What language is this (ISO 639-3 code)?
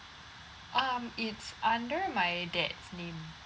eng